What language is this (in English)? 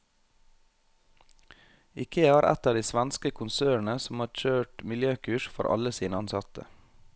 Norwegian